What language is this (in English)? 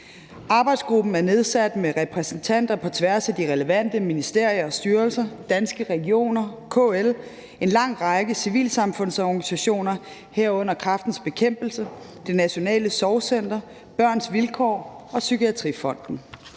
Danish